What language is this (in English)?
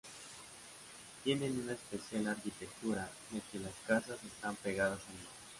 Spanish